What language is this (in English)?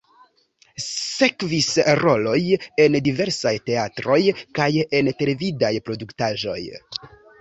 Esperanto